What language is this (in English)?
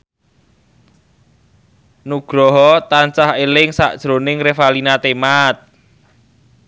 Javanese